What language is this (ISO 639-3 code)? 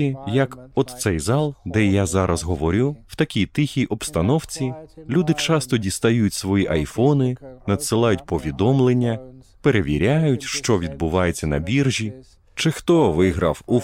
ukr